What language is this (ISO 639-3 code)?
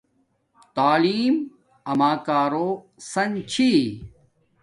dmk